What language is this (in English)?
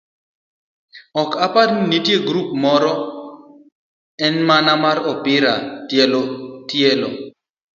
Luo (Kenya and Tanzania)